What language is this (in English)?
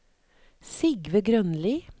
Norwegian